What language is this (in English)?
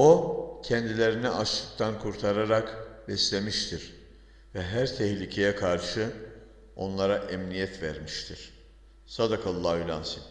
Turkish